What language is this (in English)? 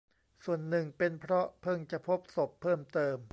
Thai